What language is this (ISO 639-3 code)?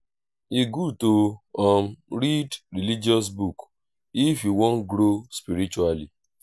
pcm